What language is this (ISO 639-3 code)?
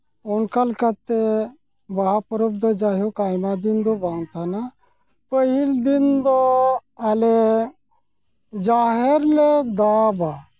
sat